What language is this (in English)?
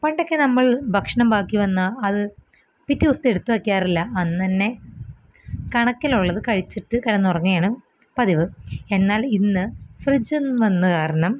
Malayalam